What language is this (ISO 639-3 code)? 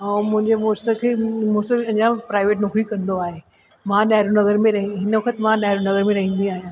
snd